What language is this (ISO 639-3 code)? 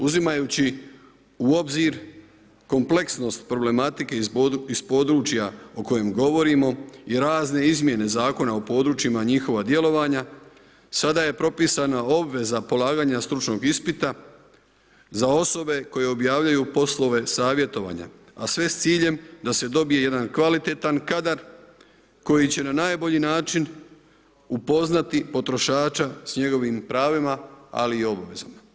hrv